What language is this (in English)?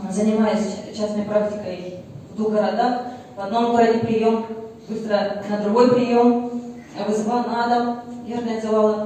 Russian